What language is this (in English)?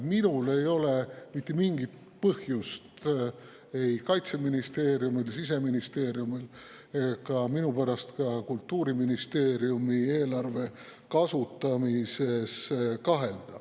Estonian